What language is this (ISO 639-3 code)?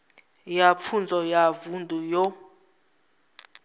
ven